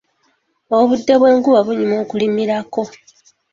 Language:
Ganda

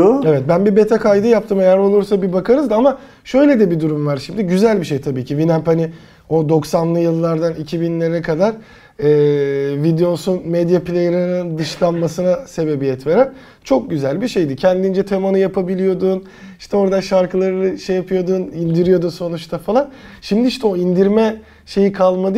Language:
Turkish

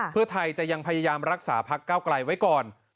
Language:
Thai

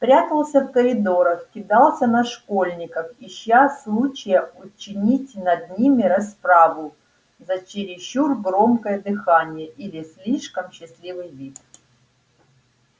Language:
Russian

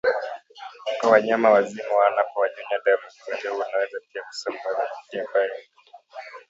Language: Swahili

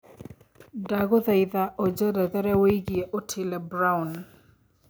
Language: Kikuyu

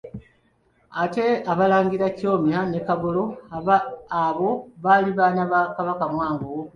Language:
Ganda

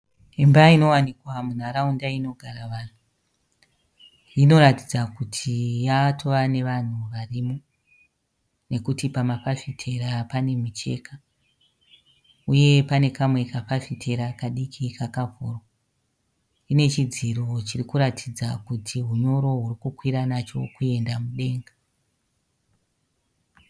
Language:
Shona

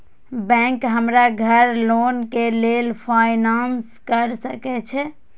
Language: Maithili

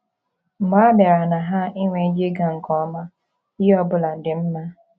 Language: Igbo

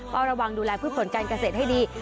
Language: Thai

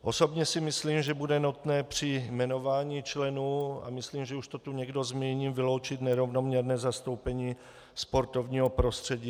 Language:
Czech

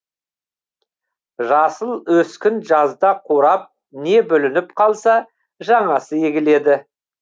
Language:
Kazakh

